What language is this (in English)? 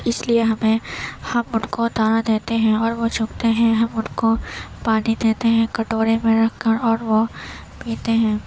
Urdu